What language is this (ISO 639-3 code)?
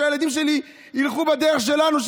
heb